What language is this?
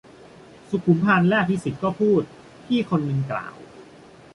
Thai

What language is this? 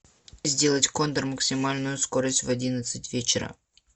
Russian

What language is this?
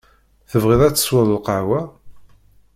Kabyle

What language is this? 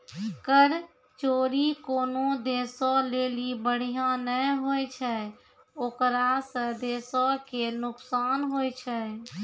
Maithili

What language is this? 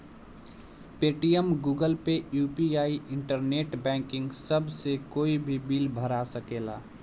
Bhojpuri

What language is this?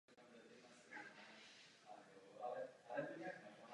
Czech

